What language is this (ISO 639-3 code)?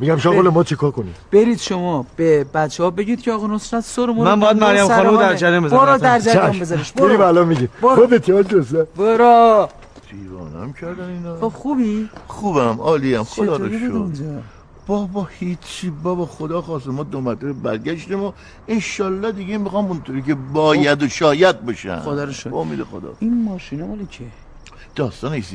fas